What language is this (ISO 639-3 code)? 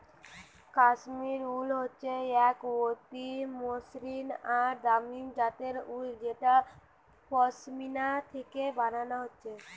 ben